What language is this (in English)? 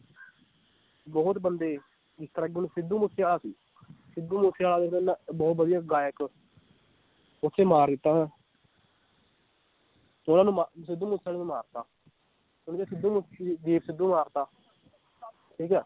Punjabi